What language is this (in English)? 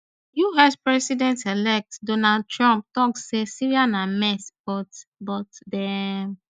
Nigerian Pidgin